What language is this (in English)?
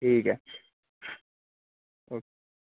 Punjabi